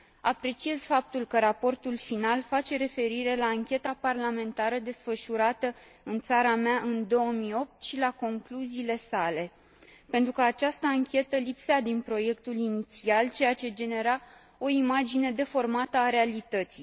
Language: Romanian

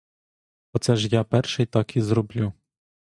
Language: Ukrainian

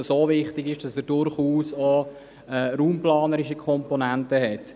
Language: Swiss German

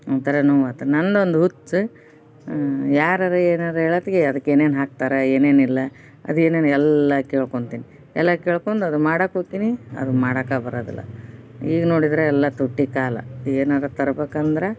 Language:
Kannada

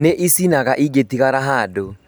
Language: Kikuyu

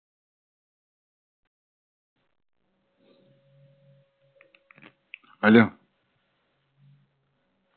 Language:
Russian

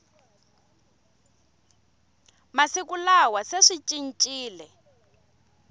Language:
Tsonga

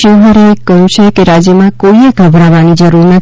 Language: Gujarati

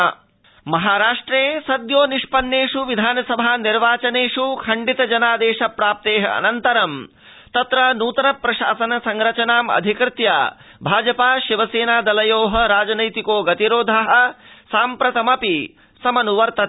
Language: Sanskrit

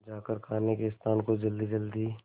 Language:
Hindi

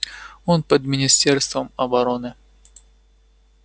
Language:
Russian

